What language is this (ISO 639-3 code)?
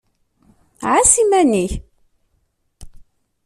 kab